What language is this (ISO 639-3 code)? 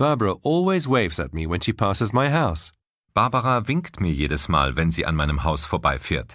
deu